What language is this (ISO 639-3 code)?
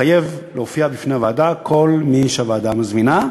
heb